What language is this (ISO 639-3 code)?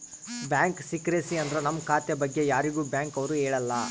kan